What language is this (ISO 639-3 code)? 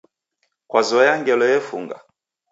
dav